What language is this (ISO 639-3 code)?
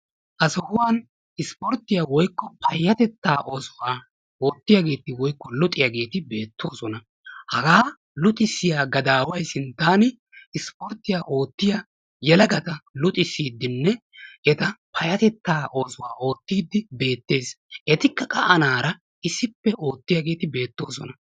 wal